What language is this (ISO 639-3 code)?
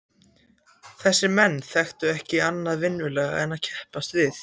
isl